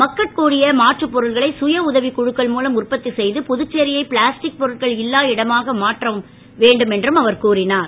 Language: Tamil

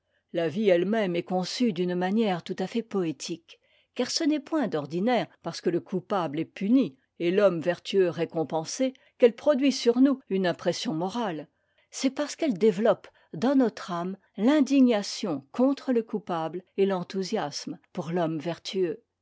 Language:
French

